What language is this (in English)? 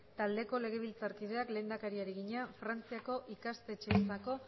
Basque